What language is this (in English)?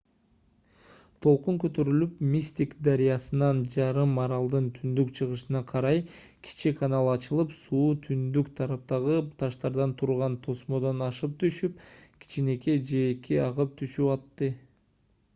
Kyrgyz